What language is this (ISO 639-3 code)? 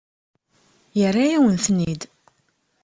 kab